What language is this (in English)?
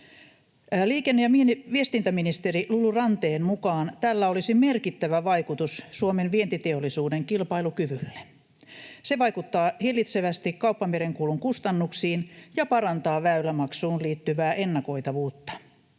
Finnish